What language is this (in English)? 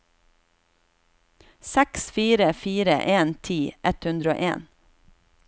Norwegian